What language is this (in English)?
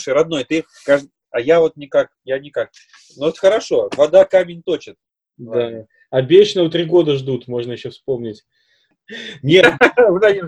Russian